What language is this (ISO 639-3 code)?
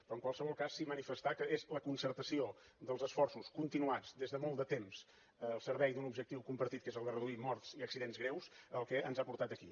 cat